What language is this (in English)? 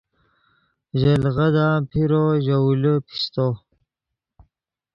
Yidgha